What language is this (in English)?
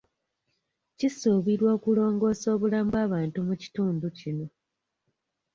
Ganda